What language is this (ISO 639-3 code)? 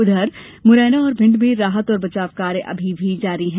hin